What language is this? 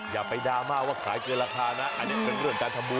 Thai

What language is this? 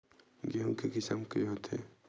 Chhattisgarhi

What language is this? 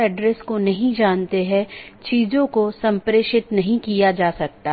Hindi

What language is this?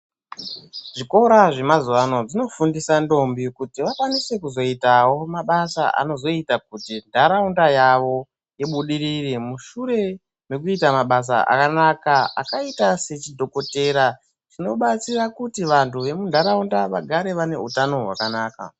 Ndau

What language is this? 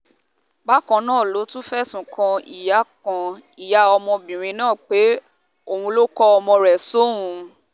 Yoruba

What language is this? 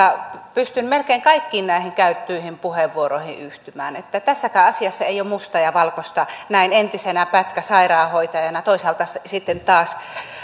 Finnish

